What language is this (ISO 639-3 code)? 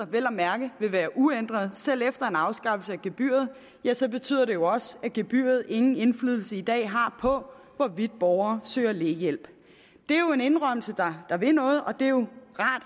dan